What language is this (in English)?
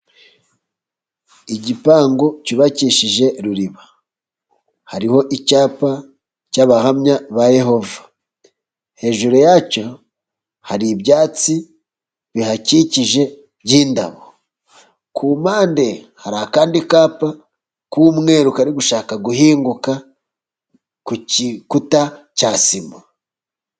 Kinyarwanda